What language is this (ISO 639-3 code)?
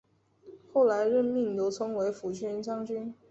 zho